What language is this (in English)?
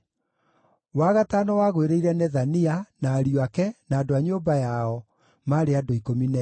Kikuyu